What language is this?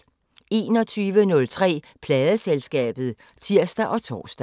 Danish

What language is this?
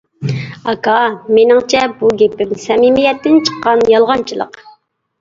Uyghur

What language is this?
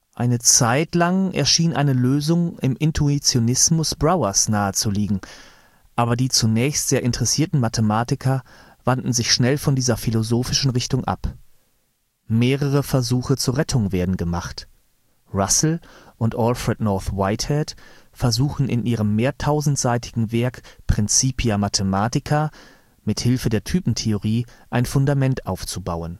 German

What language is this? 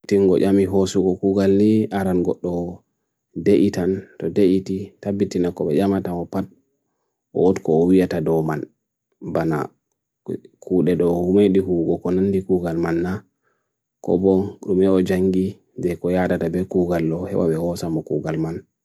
Bagirmi Fulfulde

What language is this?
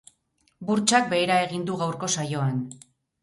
Basque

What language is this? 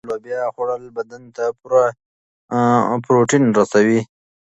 Pashto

